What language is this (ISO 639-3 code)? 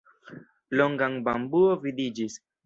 epo